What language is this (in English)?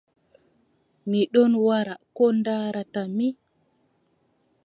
Adamawa Fulfulde